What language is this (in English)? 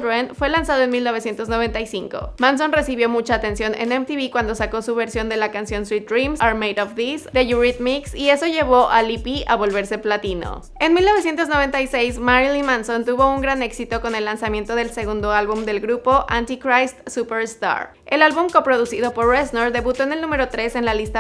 Spanish